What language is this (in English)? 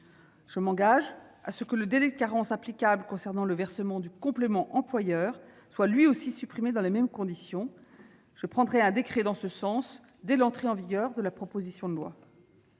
French